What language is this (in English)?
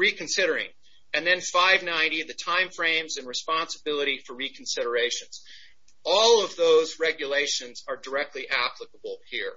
English